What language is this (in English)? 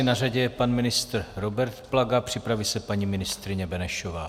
Czech